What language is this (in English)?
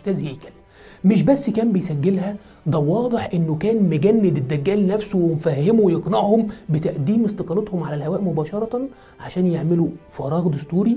Arabic